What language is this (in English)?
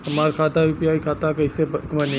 Bhojpuri